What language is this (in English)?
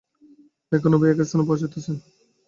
Bangla